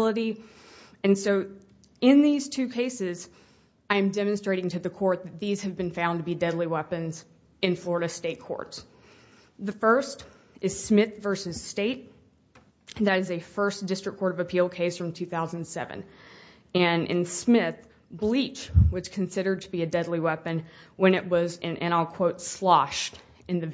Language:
English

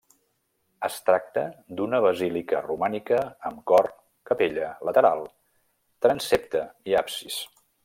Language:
Catalan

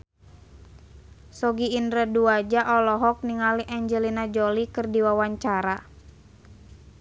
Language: Sundanese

